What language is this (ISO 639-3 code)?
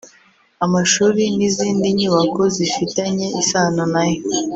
kin